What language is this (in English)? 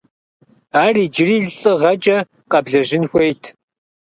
Kabardian